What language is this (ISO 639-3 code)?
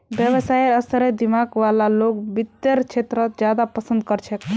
mag